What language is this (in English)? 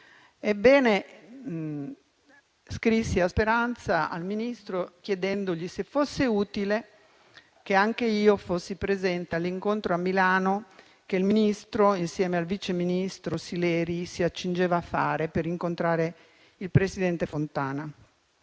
Italian